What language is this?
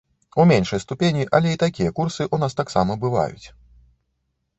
Belarusian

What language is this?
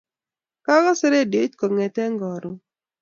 Kalenjin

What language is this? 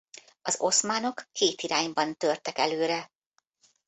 Hungarian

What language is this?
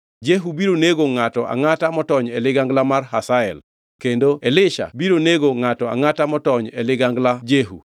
Luo (Kenya and Tanzania)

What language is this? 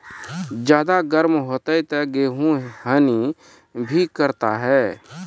Maithili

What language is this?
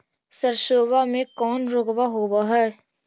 Magahi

